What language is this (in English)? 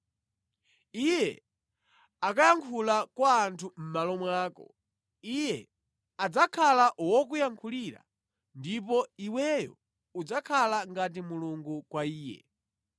Nyanja